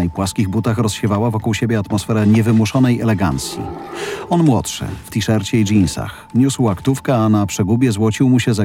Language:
Polish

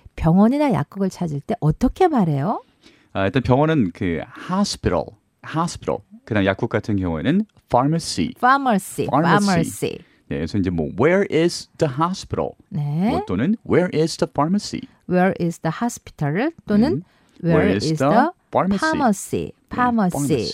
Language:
Korean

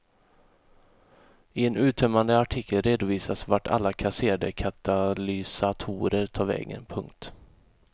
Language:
Swedish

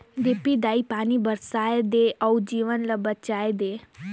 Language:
Chhattisgarhi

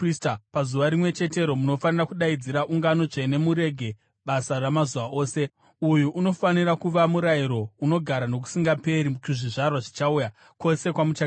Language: Shona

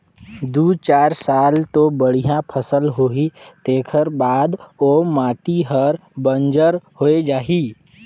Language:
Chhattisgarhi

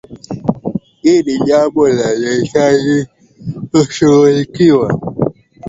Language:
Swahili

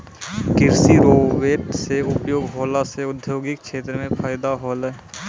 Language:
Maithili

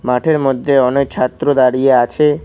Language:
Bangla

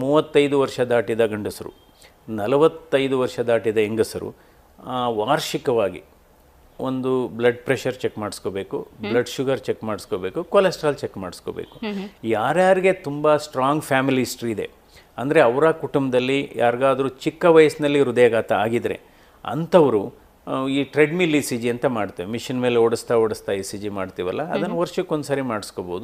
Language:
Kannada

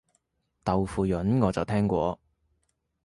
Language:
Cantonese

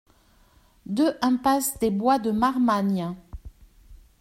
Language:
French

